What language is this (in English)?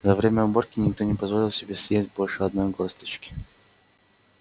Russian